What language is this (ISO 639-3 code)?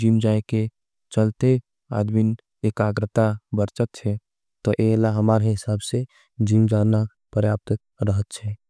anp